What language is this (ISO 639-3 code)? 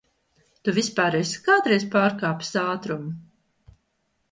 lav